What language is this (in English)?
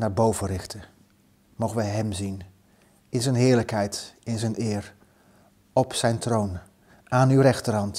Dutch